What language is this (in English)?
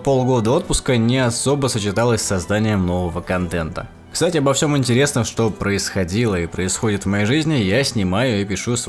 Russian